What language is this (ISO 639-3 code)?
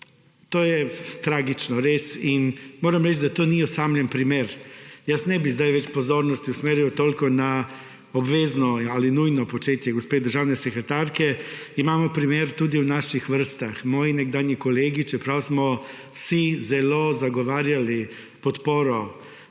slv